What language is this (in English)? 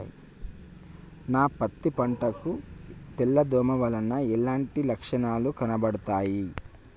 Telugu